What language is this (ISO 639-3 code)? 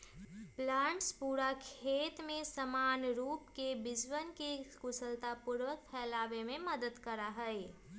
mag